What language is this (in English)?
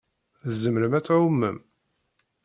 Kabyle